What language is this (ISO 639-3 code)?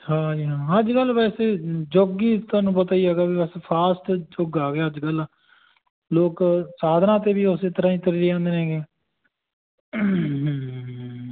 pan